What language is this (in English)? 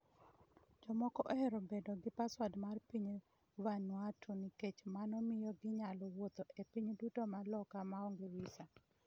Luo (Kenya and Tanzania)